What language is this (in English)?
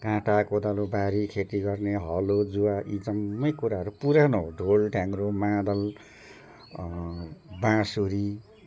Nepali